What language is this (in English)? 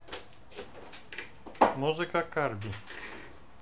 Russian